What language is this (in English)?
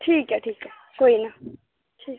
Dogri